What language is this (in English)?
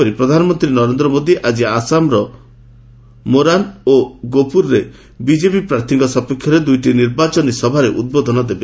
Odia